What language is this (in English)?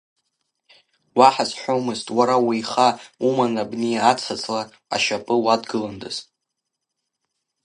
Abkhazian